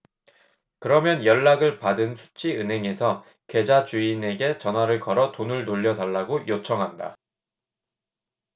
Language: Korean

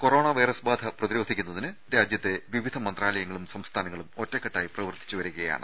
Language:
Malayalam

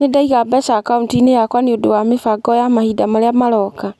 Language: Kikuyu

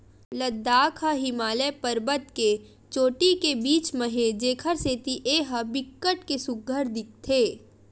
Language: Chhattisgarhi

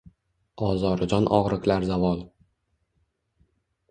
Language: Uzbek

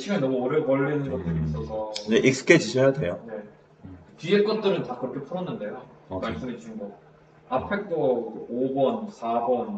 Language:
Korean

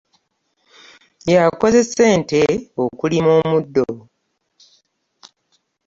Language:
Ganda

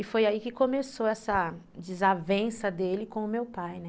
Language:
Portuguese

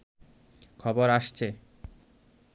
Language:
Bangla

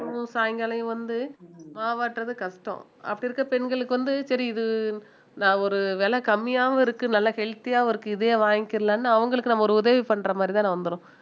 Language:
Tamil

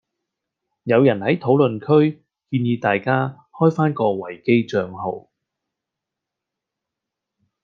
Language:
Cantonese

